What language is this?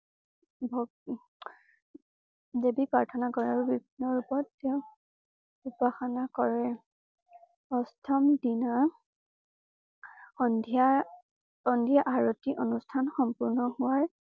Assamese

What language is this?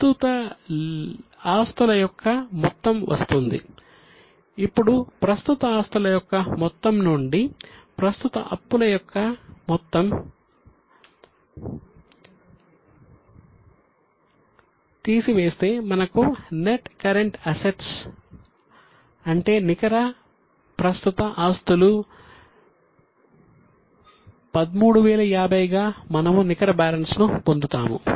Telugu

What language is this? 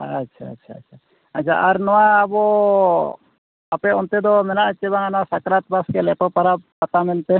Santali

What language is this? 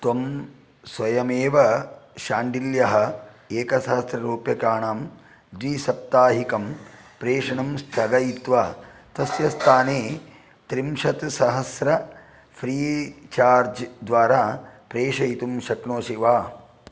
Sanskrit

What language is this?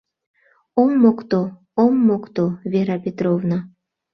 Mari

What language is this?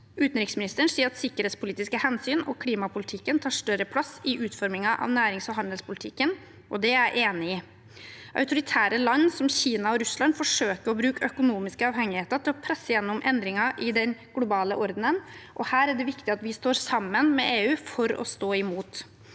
Norwegian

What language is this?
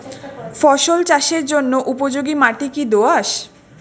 Bangla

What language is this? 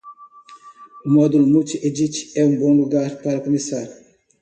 Portuguese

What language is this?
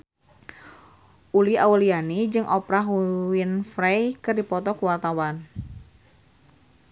Sundanese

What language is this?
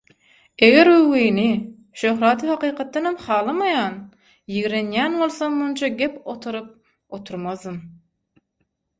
Turkmen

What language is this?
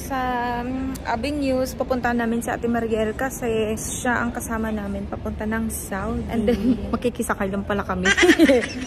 Filipino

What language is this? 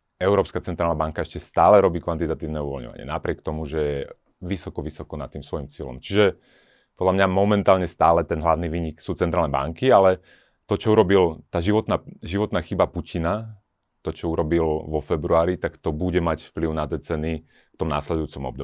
Slovak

